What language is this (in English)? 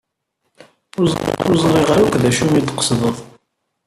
Kabyle